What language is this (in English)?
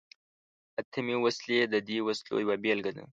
Pashto